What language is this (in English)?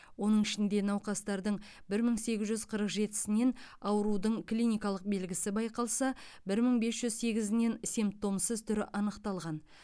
Kazakh